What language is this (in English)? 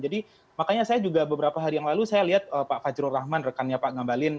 Indonesian